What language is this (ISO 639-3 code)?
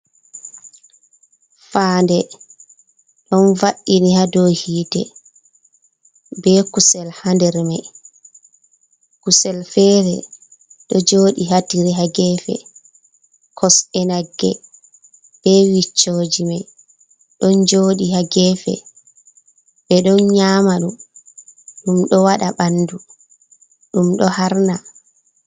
ful